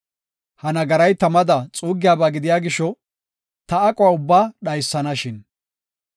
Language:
Gofa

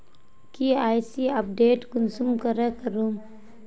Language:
Magahi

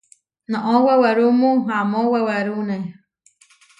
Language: Huarijio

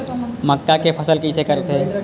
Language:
Chhattisgarhi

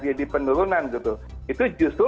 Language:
Indonesian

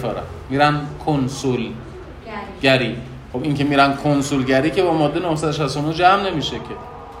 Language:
Persian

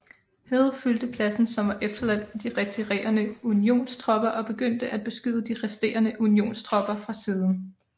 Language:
Danish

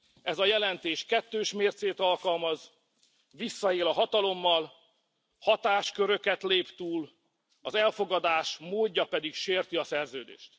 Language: Hungarian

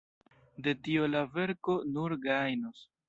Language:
Esperanto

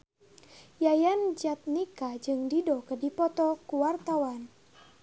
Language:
Sundanese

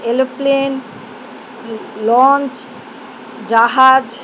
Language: Bangla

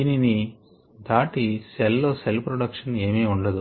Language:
Telugu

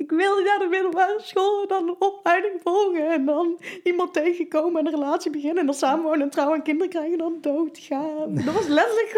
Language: Dutch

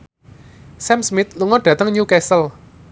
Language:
Javanese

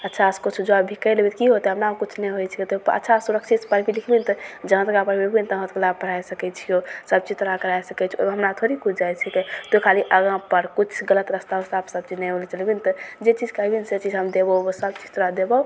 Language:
Maithili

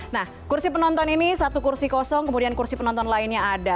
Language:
Indonesian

